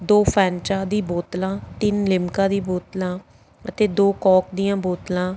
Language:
Punjabi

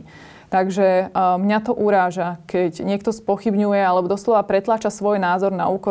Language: Slovak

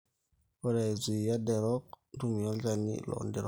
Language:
Masai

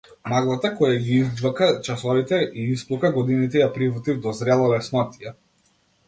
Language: Macedonian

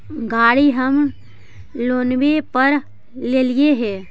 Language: Magahi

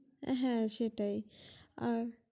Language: Bangla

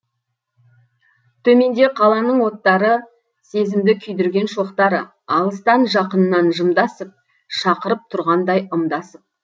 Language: Kazakh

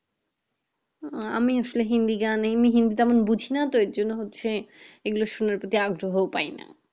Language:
Bangla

